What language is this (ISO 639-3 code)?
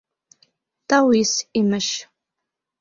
bak